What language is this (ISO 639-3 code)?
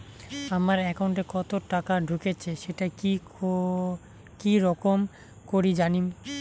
ben